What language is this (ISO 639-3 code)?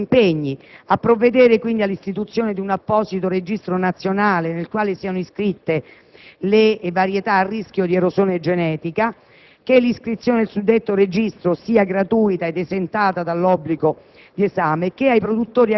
ita